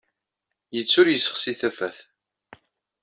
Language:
Kabyle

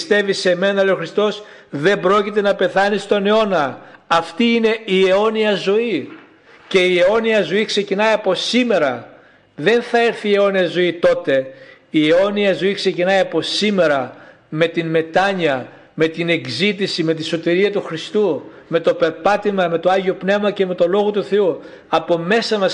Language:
Greek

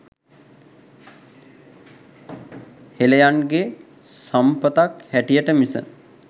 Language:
Sinhala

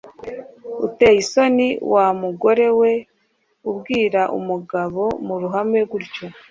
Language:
Kinyarwanda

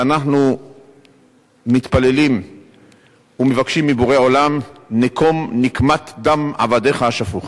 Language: Hebrew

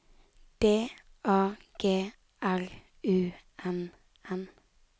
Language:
Norwegian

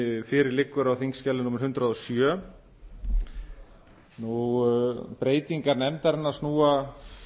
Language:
Icelandic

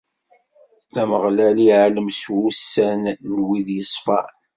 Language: Kabyle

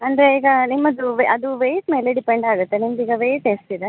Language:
Kannada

